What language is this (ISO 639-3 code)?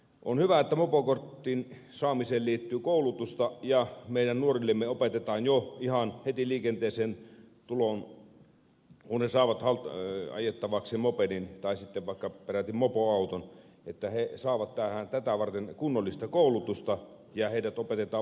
fin